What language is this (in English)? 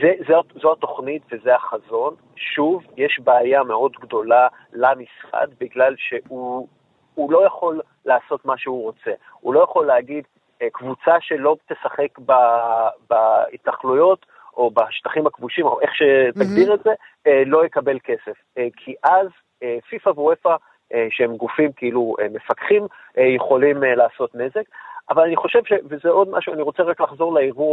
Hebrew